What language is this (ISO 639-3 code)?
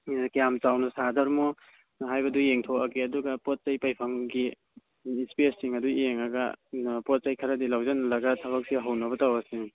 mni